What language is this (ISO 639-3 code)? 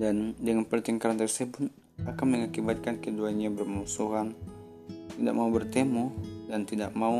ind